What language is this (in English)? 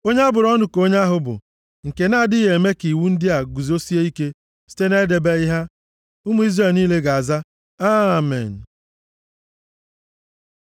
Igbo